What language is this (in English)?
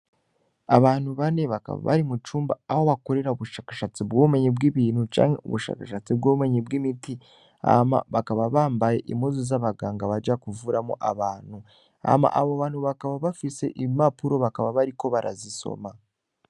Rundi